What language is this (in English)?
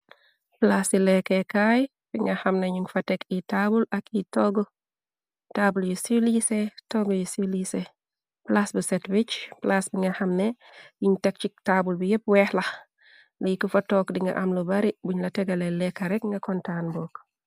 Wolof